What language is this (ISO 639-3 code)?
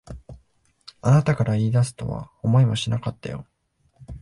jpn